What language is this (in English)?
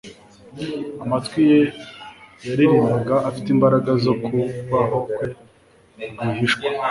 Kinyarwanda